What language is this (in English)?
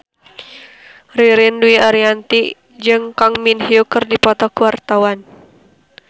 Sundanese